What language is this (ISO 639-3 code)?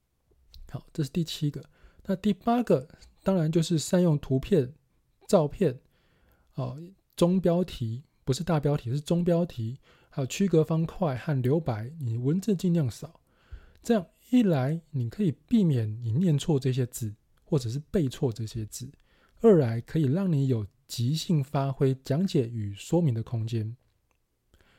zho